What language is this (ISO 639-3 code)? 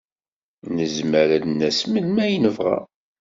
kab